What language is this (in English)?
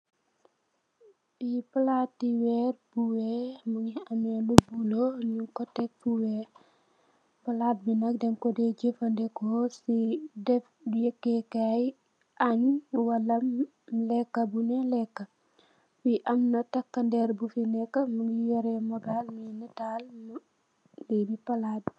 Wolof